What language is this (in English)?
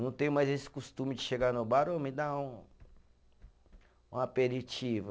Portuguese